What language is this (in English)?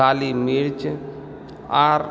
Maithili